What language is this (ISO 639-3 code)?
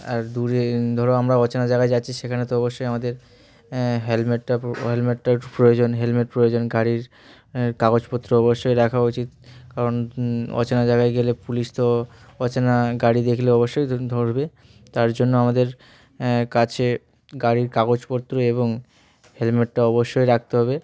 ben